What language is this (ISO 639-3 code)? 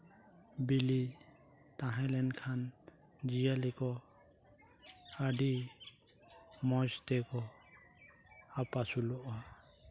sat